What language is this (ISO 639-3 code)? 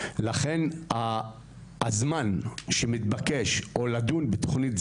heb